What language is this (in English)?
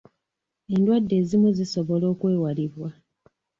Ganda